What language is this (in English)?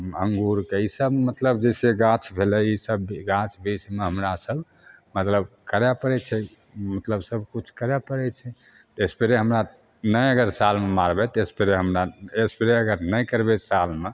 Maithili